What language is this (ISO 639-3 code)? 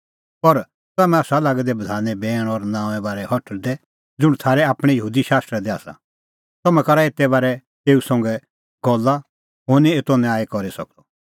kfx